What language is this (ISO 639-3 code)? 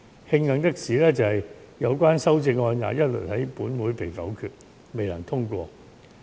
yue